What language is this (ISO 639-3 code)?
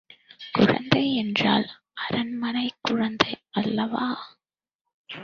tam